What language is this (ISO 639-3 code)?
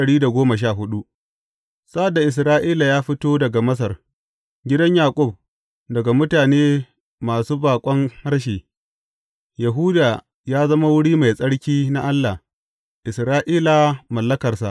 hau